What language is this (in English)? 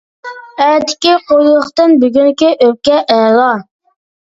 Uyghur